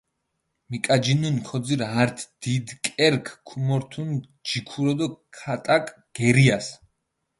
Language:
Mingrelian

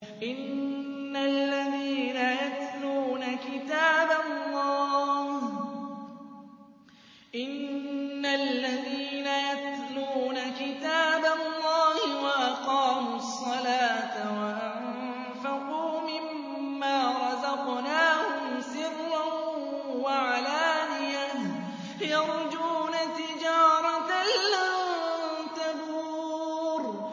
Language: Arabic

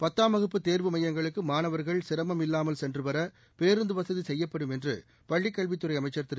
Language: Tamil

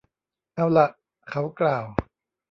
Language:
Thai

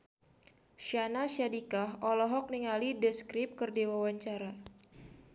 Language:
Sundanese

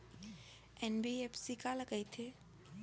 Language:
Chhattisgarhi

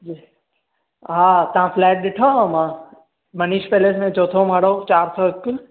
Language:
Sindhi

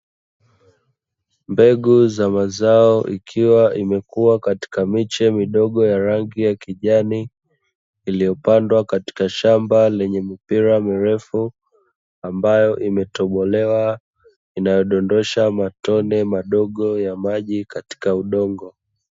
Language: Swahili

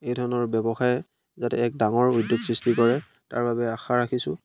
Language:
Assamese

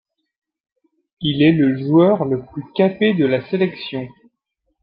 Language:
French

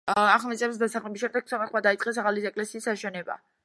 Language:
Georgian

